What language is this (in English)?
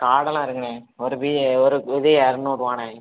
Tamil